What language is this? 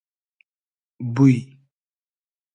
Hazaragi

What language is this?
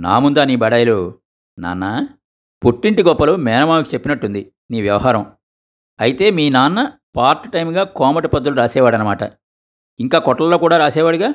Telugu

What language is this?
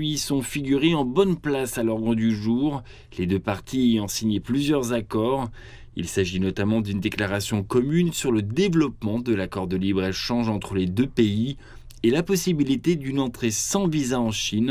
French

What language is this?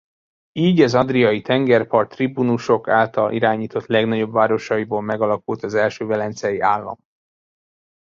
Hungarian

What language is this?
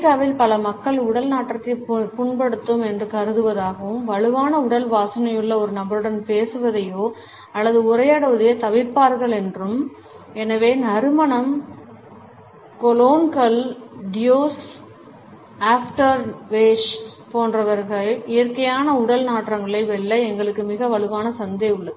Tamil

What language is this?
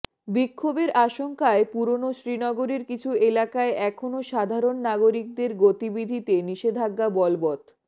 Bangla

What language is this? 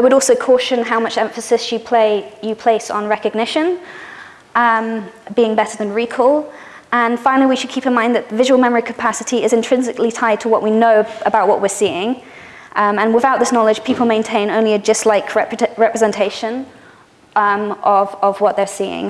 English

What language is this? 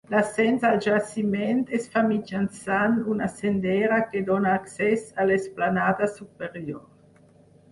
Catalan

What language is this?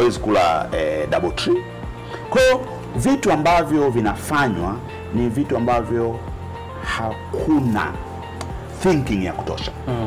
Swahili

